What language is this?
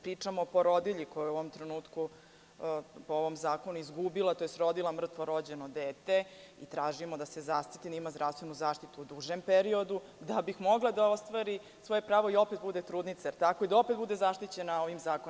Serbian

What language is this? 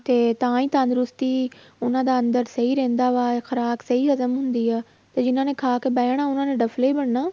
Punjabi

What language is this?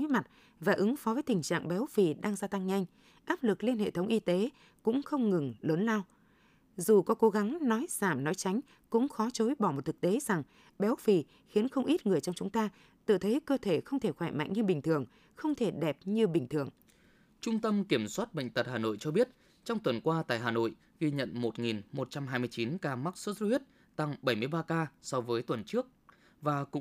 Vietnamese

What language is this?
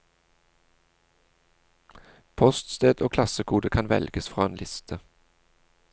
Norwegian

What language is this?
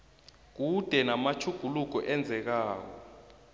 South Ndebele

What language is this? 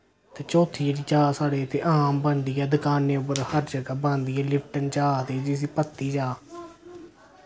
Dogri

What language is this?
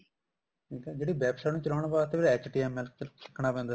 Punjabi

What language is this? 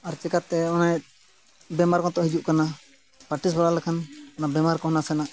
Santali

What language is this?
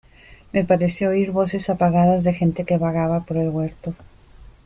Spanish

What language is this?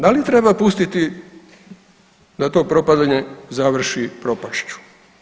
Croatian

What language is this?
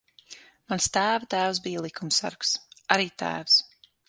Latvian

